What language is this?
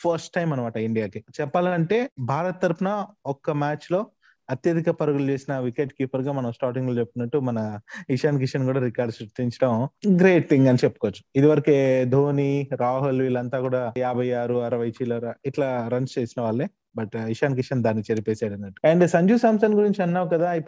Telugu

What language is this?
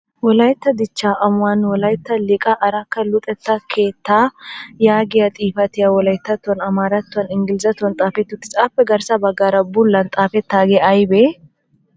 Wolaytta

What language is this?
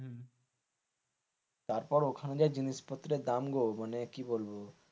Bangla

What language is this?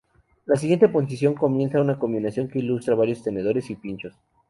Spanish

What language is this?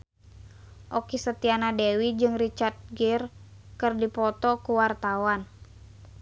Sundanese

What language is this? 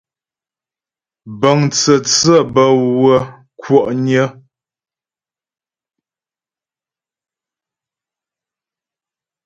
Ghomala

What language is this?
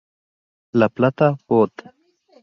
Spanish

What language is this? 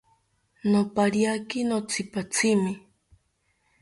South Ucayali Ashéninka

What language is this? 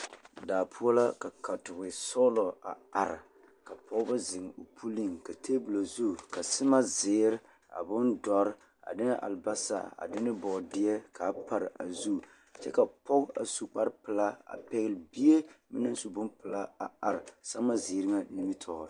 Southern Dagaare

